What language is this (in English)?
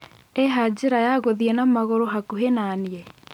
Kikuyu